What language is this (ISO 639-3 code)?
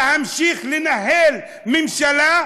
heb